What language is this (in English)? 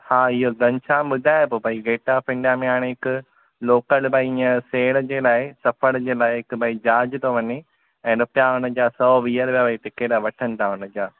Sindhi